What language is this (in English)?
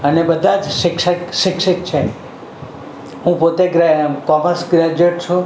Gujarati